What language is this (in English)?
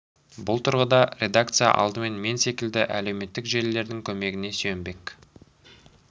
Kazakh